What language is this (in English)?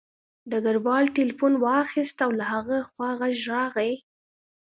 Pashto